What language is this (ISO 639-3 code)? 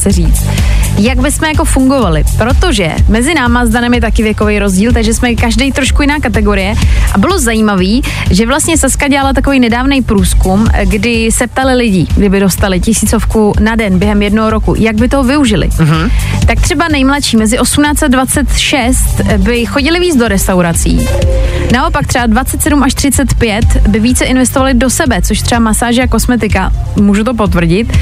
ces